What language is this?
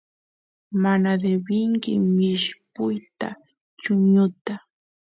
Santiago del Estero Quichua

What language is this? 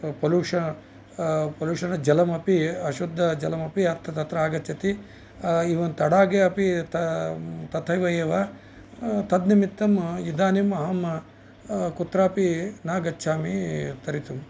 Sanskrit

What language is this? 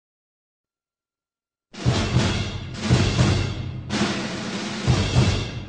English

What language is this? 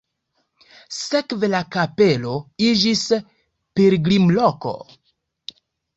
Esperanto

